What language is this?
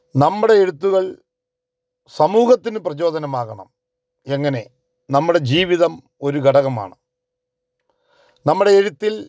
Malayalam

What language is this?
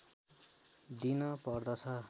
Nepali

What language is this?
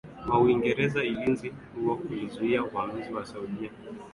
Swahili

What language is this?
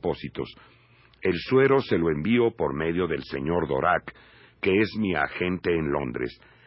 Spanish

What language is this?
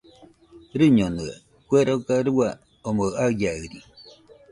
Nüpode Huitoto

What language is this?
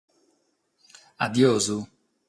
Sardinian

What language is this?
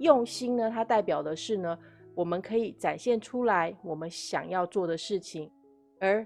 Chinese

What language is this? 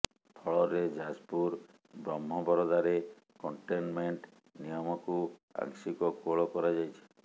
Odia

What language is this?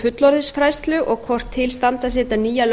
Icelandic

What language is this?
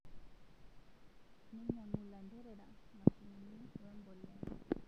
Masai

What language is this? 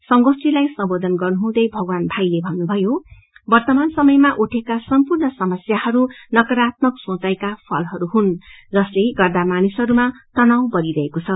Nepali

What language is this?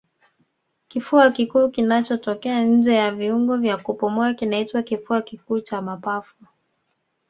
Swahili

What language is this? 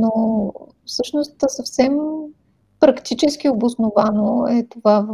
Bulgarian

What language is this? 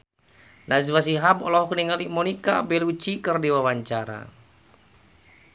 Sundanese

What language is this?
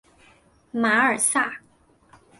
Chinese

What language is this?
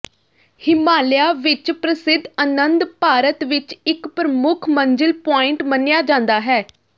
Punjabi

